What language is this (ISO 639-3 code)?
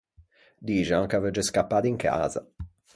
lij